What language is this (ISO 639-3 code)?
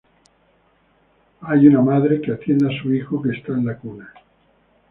spa